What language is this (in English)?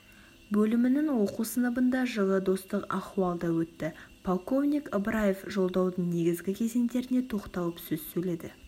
Kazakh